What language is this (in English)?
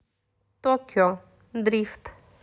Russian